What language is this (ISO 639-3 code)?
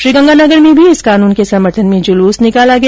hin